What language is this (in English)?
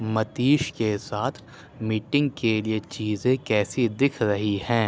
Urdu